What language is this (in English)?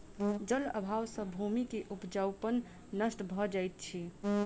Maithili